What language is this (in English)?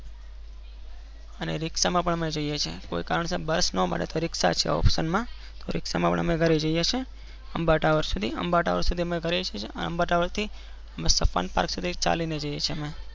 Gujarati